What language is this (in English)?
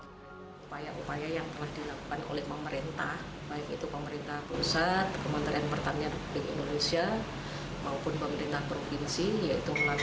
Indonesian